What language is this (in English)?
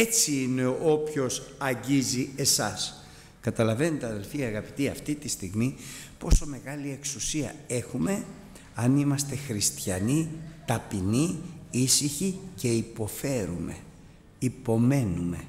Greek